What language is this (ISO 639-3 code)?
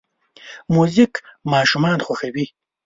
pus